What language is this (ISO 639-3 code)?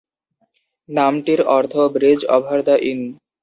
ben